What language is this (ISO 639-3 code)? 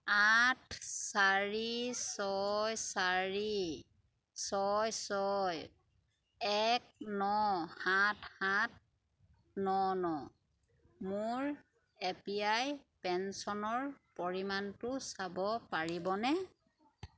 asm